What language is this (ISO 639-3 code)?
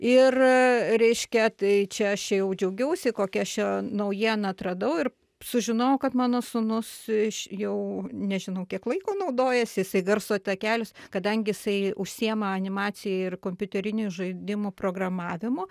lit